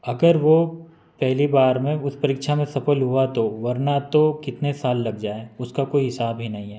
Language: Hindi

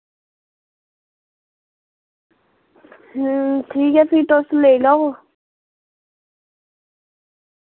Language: Dogri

